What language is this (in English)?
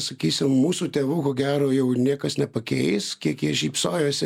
Lithuanian